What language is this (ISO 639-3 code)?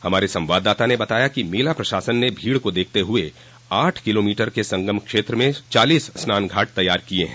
hin